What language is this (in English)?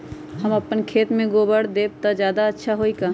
Magahi